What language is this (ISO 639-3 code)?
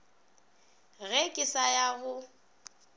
nso